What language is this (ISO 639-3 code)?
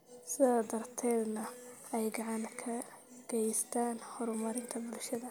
som